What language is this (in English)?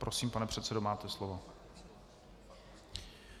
Czech